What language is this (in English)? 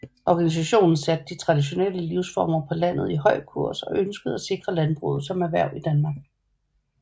Danish